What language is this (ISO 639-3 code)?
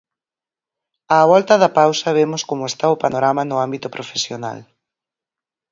glg